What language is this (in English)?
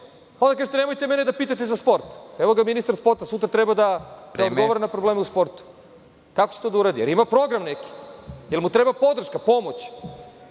Serbian